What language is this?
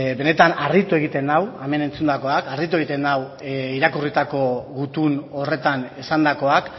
Basque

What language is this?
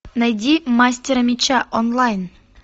Russian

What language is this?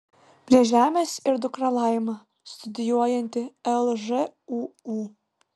Lithuanian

